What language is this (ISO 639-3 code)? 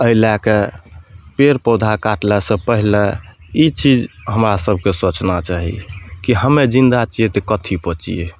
mai